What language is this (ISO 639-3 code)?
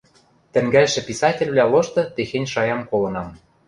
mrj